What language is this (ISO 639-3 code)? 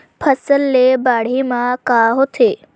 hne